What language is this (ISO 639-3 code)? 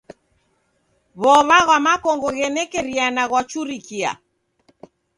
dav